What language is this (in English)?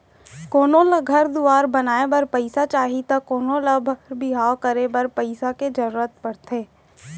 Chhattisgarhi